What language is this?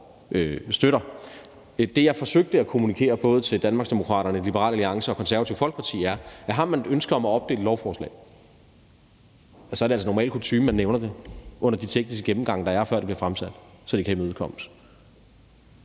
Danish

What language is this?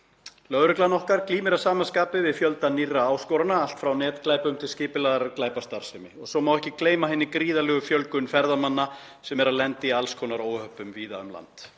Icelandic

